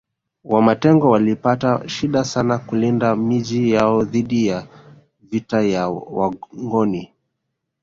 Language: Swahili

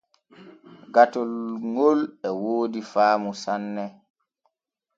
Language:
Borgu Fulfulde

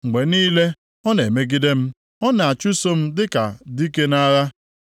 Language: Igbo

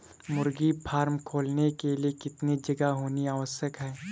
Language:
Hindi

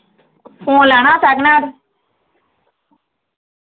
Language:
Dogri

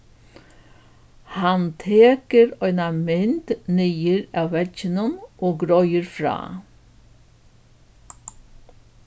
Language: Faroese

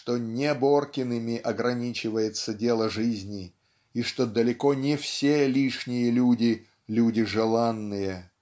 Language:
Russian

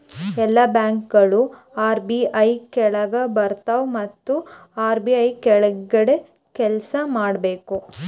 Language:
Kannada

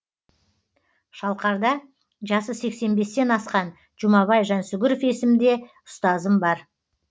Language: Kazakh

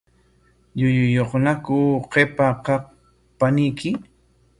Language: Corongo Ancash Quechua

